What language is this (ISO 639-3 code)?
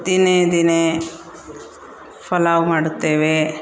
kan